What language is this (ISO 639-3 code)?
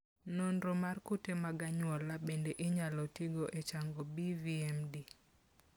luo